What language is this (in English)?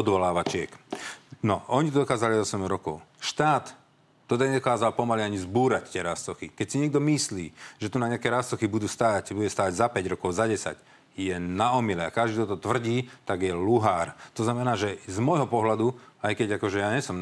Slovak